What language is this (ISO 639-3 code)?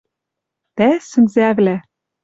mrj